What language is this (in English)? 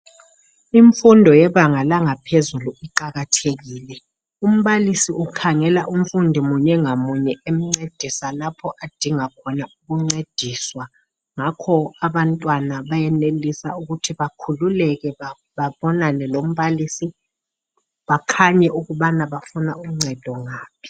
North Ndebele